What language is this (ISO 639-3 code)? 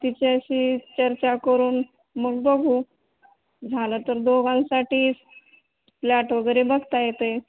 mar